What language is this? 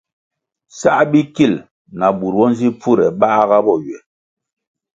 Kwasio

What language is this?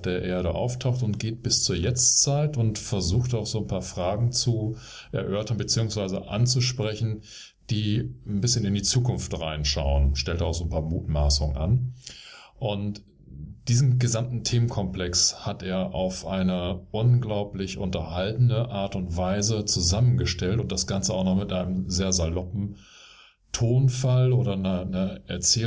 German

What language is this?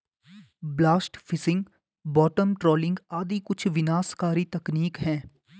Hindi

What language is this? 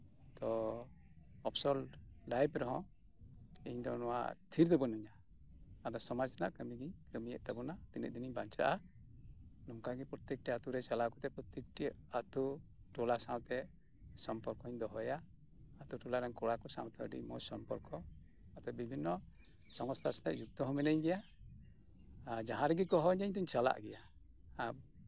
Santali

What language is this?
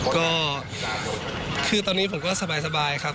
Thai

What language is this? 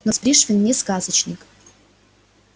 Russian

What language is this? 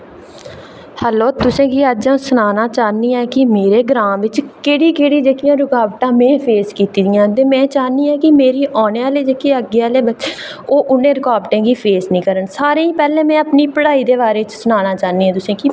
Dogri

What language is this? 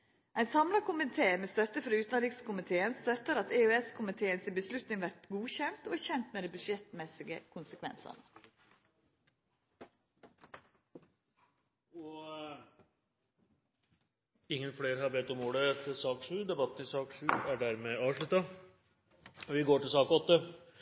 Norwegian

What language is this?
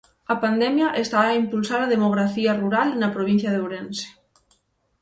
Galician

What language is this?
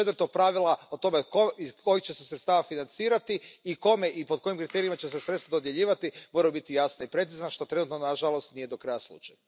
Croatian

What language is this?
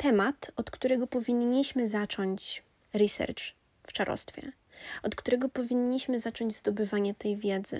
Polish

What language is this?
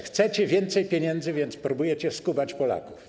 Polish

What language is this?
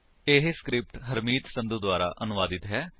Punjabi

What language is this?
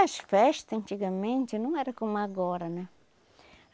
Portuguese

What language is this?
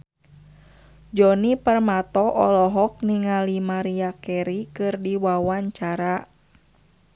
Sundanese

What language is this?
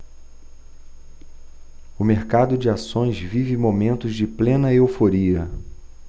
Portuguese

